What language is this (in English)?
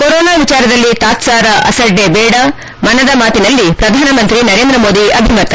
Kannada